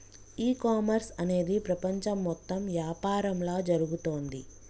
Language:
Telugu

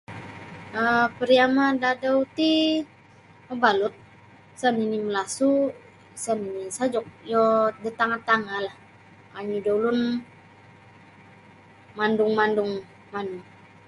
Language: Sabah Bisaya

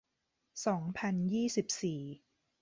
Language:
Thai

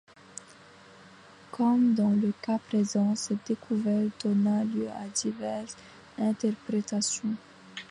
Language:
French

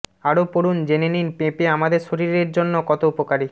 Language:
Bangla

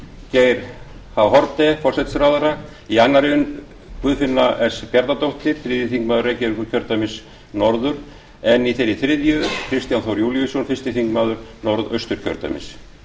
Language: Icelandic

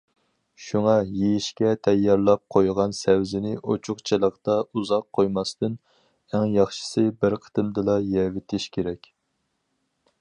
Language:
Uyghur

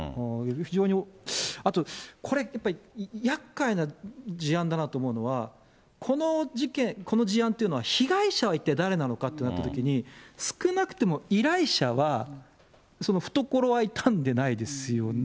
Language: Japanese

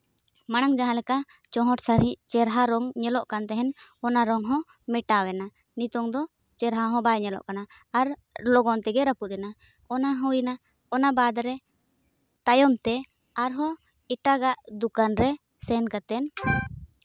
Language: Santali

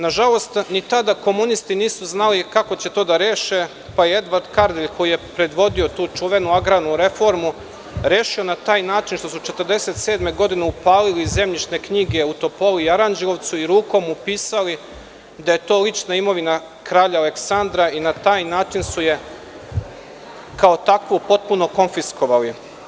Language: Serbian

